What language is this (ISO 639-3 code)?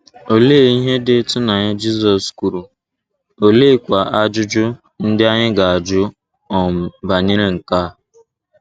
ibo